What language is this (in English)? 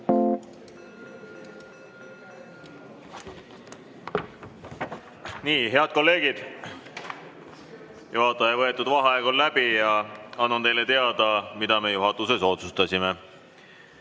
Estonian